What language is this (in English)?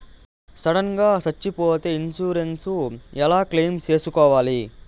Telugu